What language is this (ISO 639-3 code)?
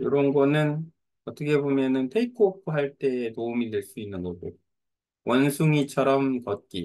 kor